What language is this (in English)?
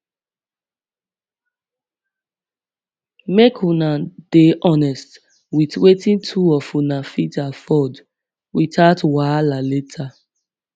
Nigerian Pidgin